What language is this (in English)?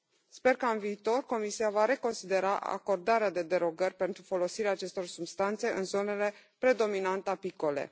Romanian